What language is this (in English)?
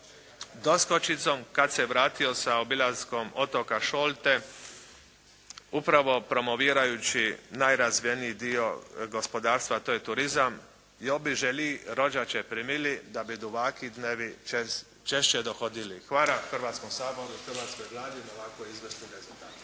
Croatian